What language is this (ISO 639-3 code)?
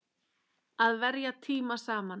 isl